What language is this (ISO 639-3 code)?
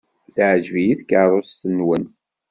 kab